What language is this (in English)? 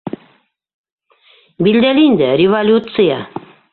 Bashkir